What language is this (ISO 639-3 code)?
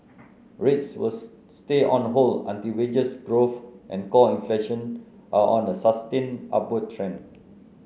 eng